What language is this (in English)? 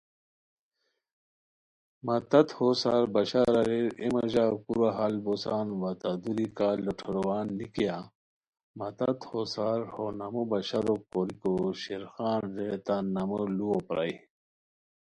Khowar